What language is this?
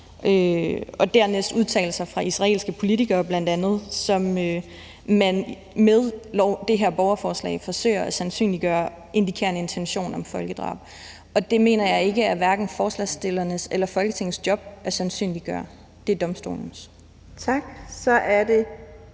Danish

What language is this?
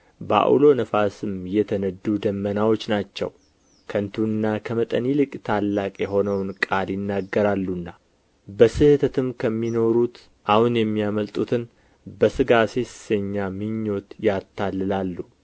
Amharic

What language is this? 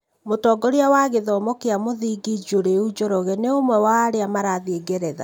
Kikuyu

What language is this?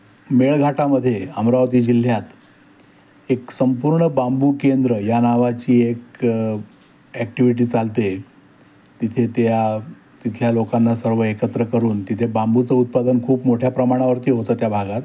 Marathi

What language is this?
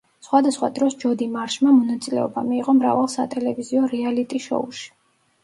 Georgian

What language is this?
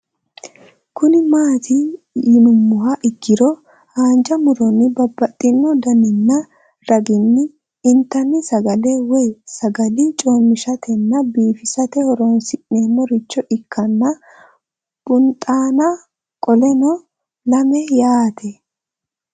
Sidamo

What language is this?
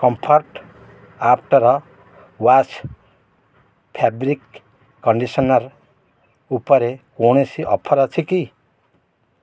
Odia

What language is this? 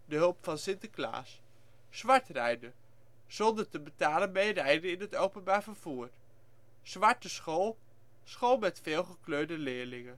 Dutch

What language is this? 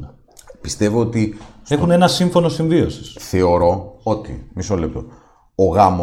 Greek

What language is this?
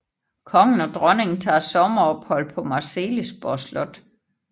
Danish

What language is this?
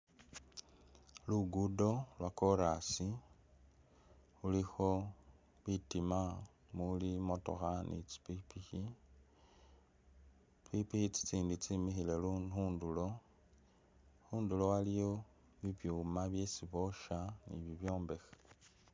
Masaaba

